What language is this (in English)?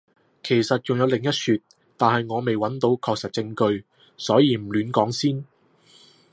Cantonese